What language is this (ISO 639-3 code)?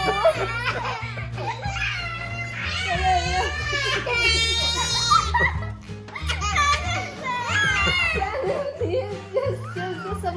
tur